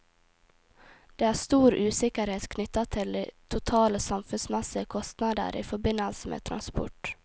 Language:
Norwegian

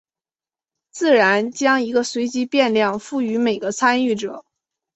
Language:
Chinese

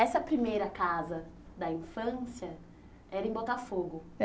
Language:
Portuguese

